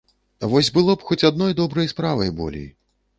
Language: Belarusian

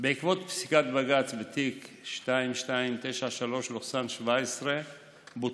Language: Hebrew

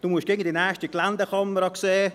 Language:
Swiss German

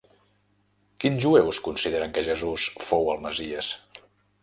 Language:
Catalan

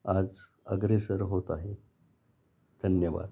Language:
Marathi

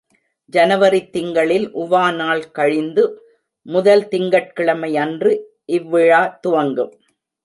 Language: Tamil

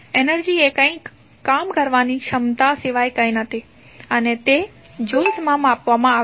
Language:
Gujarati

